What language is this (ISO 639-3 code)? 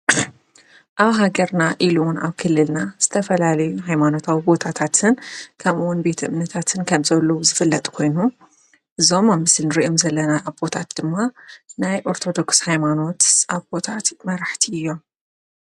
tir